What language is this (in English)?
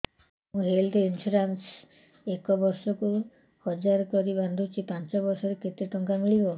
Odia